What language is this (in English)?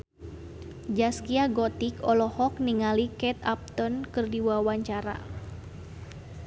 Sundanese